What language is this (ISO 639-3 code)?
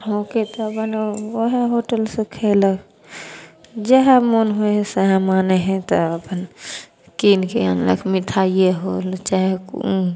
mai